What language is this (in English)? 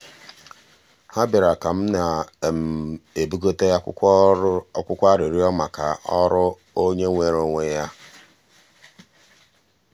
Igbo